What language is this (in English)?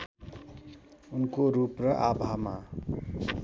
Nepali